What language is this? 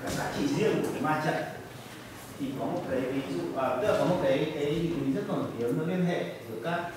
Vietnamese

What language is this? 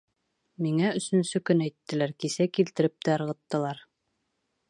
Bashkir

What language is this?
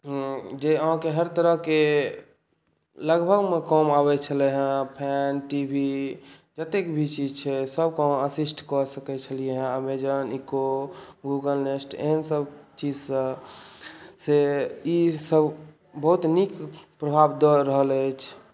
Maithili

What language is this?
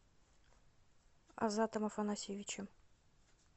Russian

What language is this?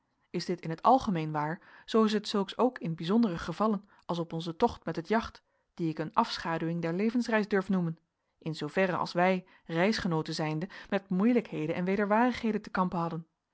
Dutch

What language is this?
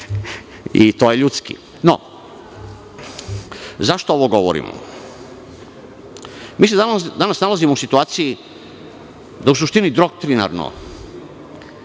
Serbian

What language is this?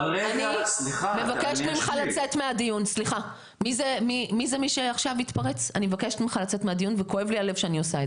Hebrew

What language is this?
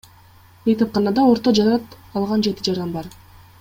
Kyrgyz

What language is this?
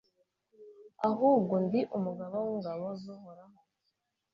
Kinyarwanda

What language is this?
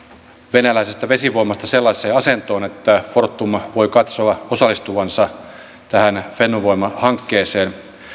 Finnish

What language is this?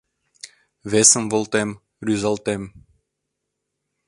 Mari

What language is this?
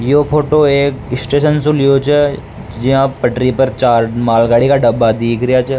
Rajasthani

